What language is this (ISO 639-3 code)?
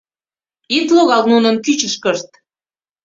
chm